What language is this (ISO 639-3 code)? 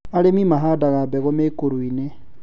kik